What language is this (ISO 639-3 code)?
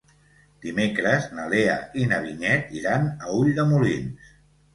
cat